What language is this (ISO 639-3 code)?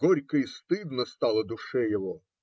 rus